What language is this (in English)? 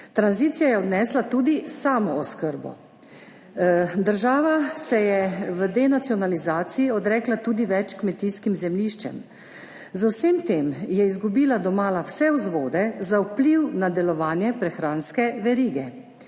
Slovenian